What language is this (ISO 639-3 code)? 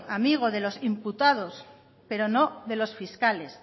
spa